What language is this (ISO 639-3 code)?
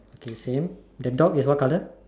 eng